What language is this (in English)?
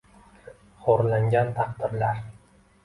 Uzbek